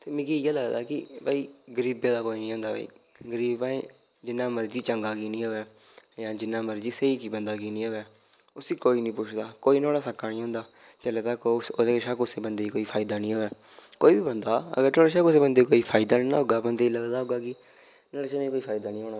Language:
Dogri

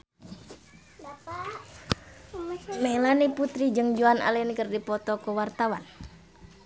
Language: Sundanese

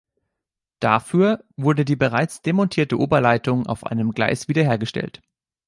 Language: German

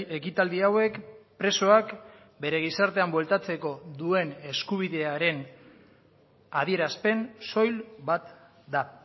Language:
Basque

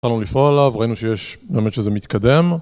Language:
Hebrew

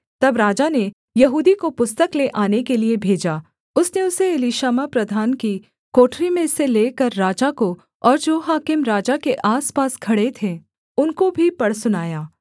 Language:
Hindi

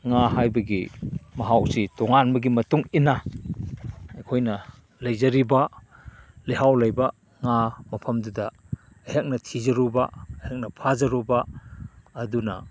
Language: Manipuri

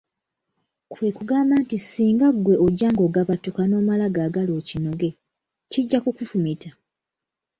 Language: Ganda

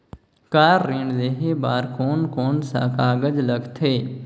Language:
Chhattisgarhi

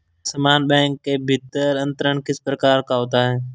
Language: Hindi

